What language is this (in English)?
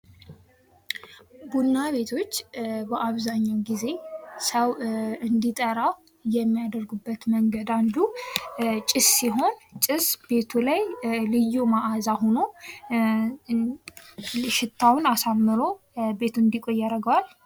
Amharic